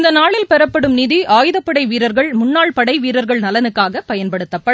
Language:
Tamil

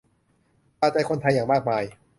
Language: Thai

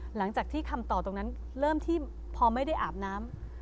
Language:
Thai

